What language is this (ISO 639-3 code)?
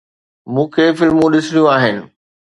snd